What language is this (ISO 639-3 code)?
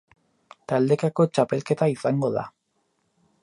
eus